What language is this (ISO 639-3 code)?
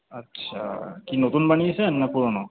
ben